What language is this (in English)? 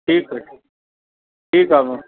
Sindhi